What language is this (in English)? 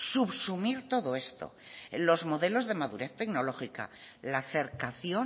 Spanish